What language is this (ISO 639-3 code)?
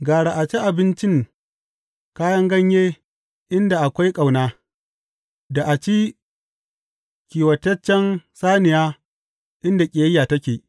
hau